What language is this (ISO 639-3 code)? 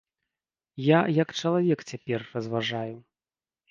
bel